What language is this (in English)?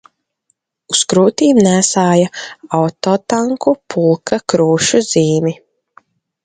Latvian